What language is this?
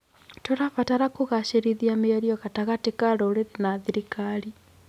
Kikuyu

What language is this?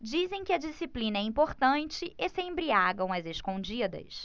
Portuguese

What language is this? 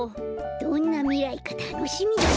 Japanese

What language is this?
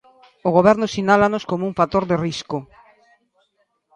Galician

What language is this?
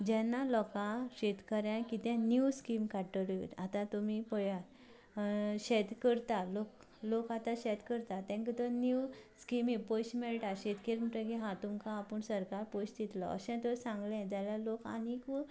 Konkani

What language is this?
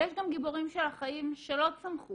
Hebrew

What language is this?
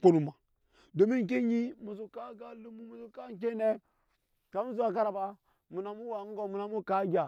Nyankpa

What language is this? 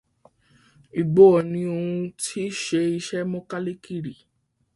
Yoruba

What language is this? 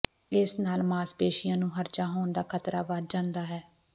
Punjabi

